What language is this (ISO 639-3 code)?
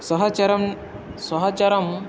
san